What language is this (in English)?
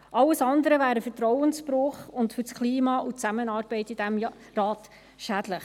Swiss German